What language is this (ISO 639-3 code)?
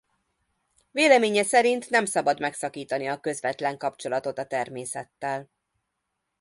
hun